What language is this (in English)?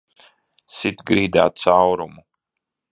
Latvian